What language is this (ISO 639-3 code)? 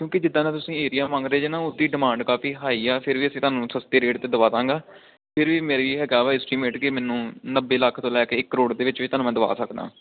pan